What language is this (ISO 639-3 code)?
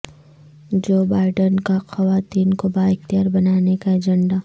urd